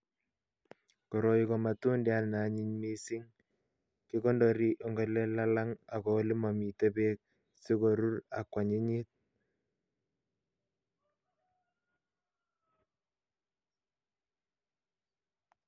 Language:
Kalenjin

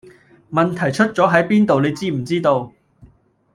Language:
Cantonese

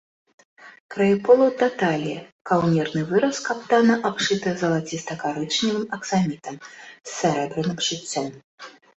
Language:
Belarusian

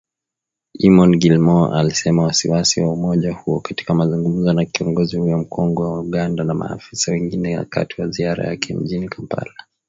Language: Swahili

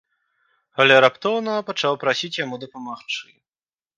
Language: Belarusian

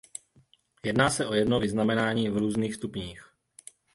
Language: Czech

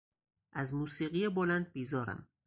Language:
Persian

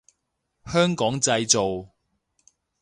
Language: Cantonese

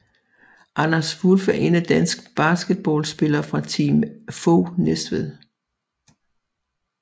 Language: Danish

